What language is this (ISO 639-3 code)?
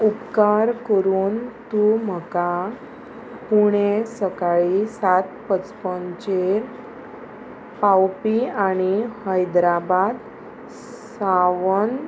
kok